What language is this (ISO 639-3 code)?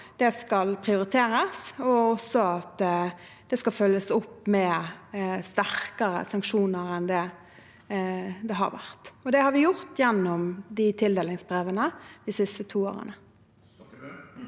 nor